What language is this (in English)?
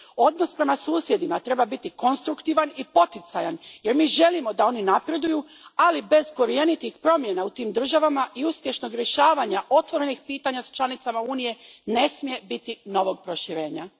Croatian